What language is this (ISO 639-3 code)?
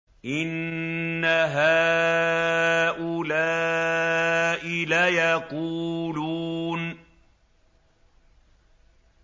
ara